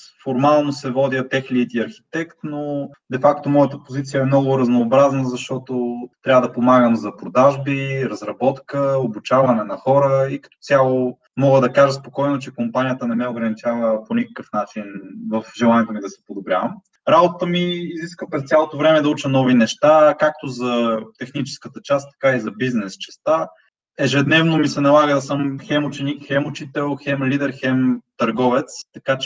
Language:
Bulgarian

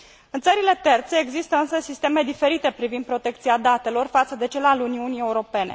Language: Romanian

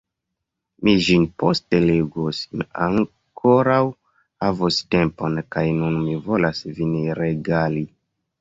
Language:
Esperanto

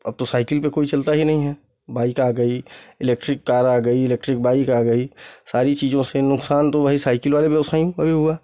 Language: Hindi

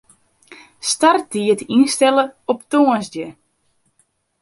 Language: Western Frisian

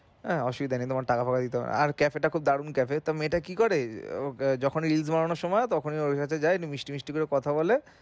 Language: Bangla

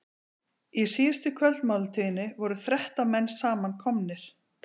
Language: Icelandic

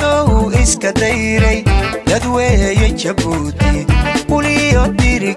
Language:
Portuguese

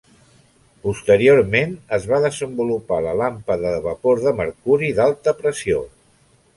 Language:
Catalan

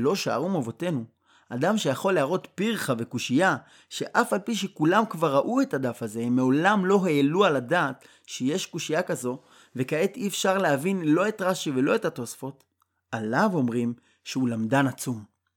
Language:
Hebrew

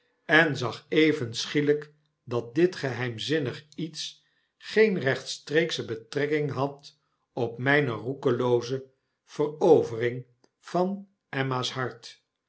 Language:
Dutch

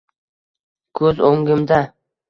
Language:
Uzbek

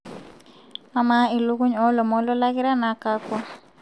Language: Masai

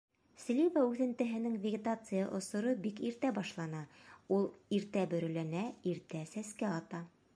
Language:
Bashkir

